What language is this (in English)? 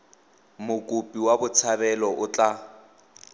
Tswana